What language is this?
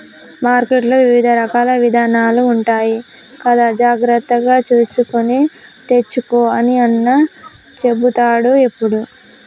Telugu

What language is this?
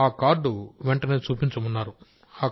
Telugu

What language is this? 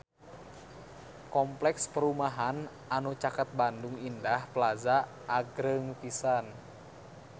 Sundanese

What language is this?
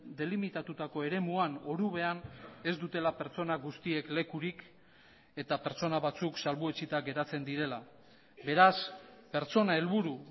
Basque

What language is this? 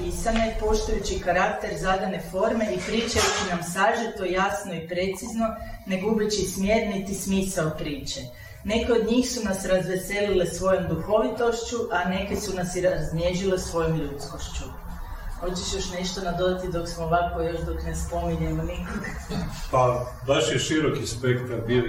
Croatian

